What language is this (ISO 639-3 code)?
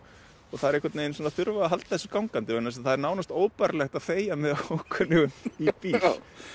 isl